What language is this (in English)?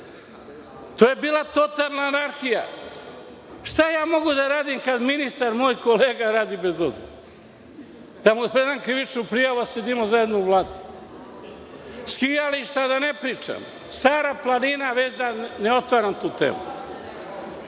Serbian